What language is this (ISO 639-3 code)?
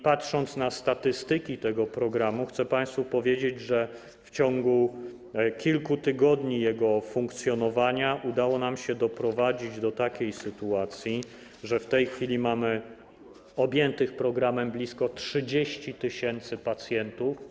pol